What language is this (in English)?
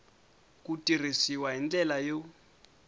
Tsonga